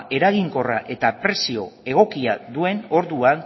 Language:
Basque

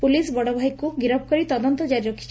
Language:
Odia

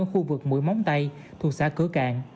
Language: Vietnamese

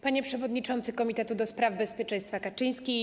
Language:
Polish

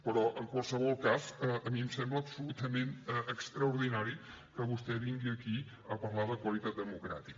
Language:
Catalan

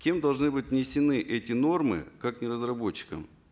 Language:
Kazakh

